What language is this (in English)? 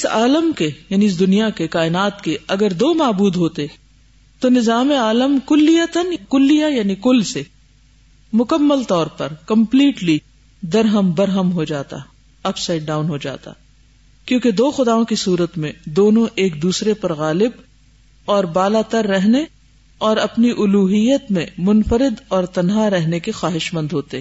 Urdu